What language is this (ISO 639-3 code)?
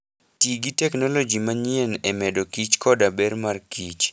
luo